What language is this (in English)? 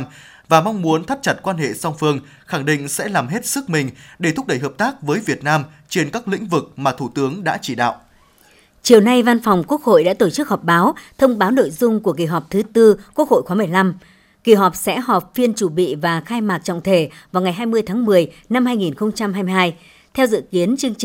Vietnamese